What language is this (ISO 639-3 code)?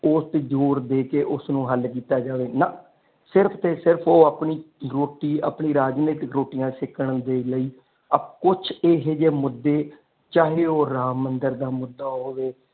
pan